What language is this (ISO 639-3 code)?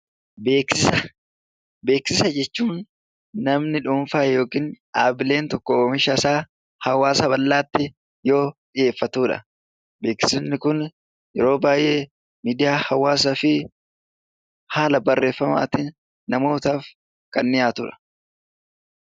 orm